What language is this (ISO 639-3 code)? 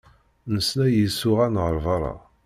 kab